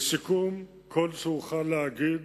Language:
Hebrew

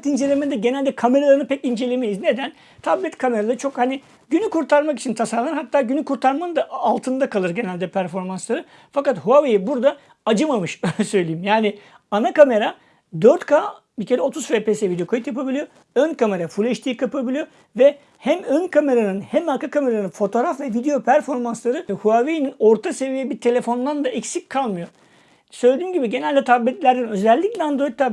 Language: Turkish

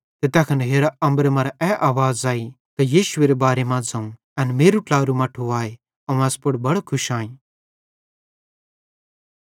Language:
Bhadrawahi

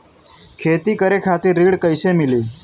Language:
Bhojpuri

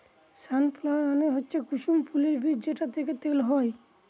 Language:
Bangla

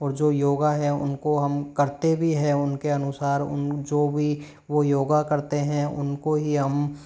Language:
Hindi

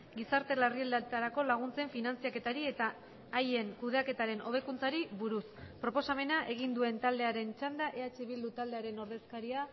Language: Basque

